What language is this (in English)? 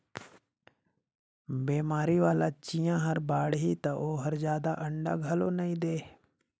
Chhattisgarhi